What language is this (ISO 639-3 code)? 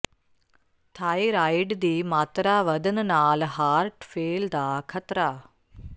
pan